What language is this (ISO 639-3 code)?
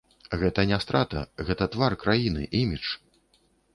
bel